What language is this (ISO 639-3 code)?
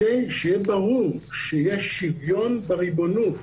heb